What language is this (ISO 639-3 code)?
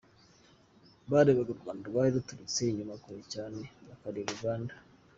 kin